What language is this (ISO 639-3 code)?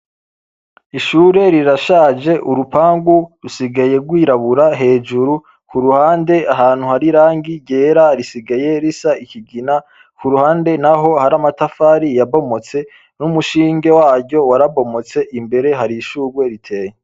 run